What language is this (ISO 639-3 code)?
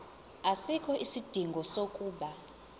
zul